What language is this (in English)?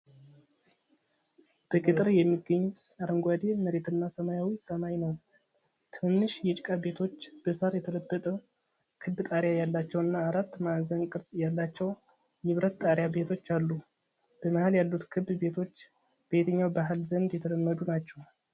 Amharic